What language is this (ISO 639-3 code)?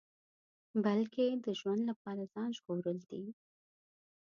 pus